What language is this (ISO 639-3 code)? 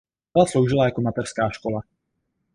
ces